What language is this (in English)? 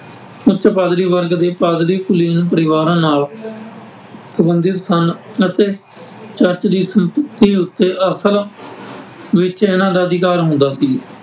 Punjabi